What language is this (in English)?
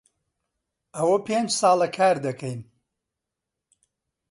Central Kurdish